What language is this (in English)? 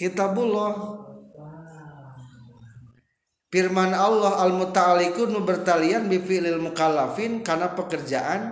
Indonesian